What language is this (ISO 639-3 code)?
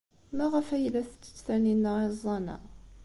kab